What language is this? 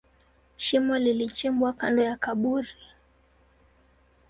Swahili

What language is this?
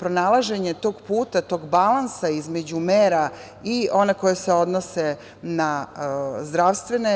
Serbian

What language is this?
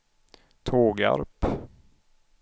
Swedish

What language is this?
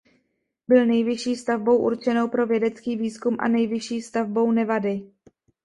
Czech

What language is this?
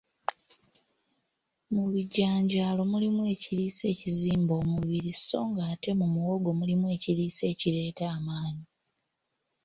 Ganda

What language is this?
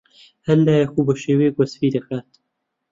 Central Kurdish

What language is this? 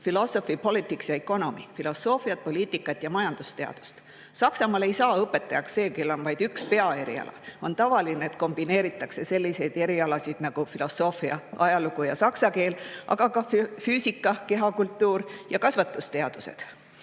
Estonian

